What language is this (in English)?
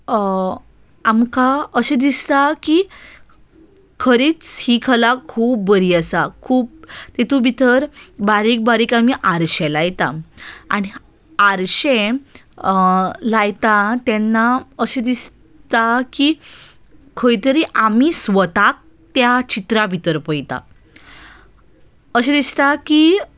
Konkani